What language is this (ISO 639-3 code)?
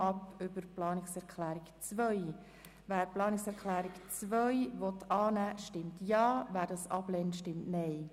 gsw